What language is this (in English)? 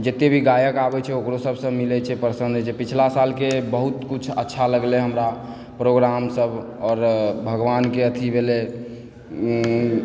Maithili